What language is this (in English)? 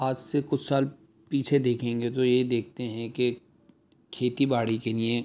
Urdu